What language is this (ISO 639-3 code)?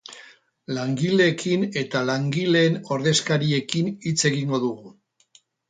eus